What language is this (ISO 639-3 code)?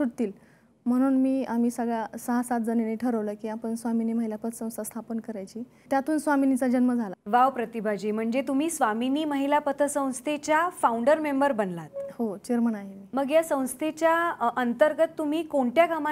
ron